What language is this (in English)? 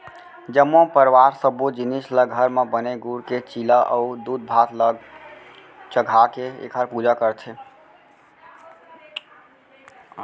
Chhattisgarhi